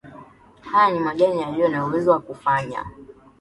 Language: Swahili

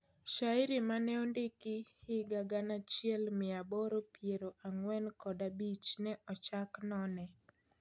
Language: Luo (Kenya and Tanzania)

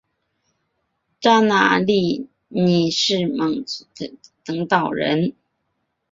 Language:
Chinese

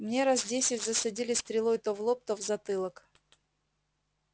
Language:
Russian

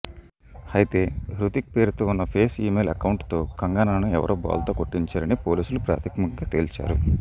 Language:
Telugu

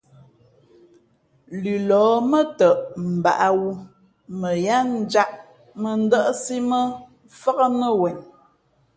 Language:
Fe'fe'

